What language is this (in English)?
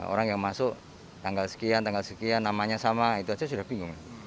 Indonesian